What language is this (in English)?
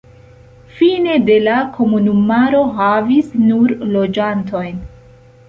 Esperanto